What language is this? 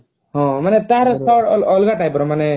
Odia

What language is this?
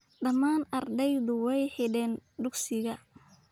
Somali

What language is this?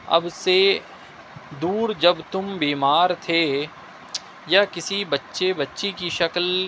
Urdu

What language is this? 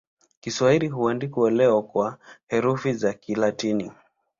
Swahili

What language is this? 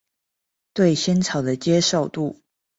Chinese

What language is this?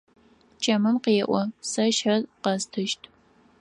Adyghe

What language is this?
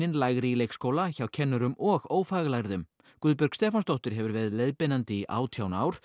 Icelandic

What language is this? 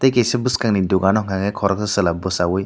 Kok Borok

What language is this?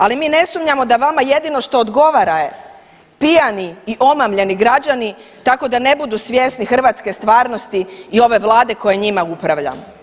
Croatian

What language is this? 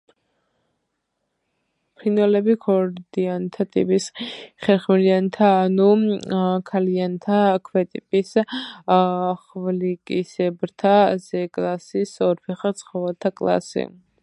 Georgian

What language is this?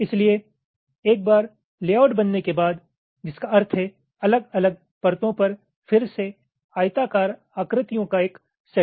Hindi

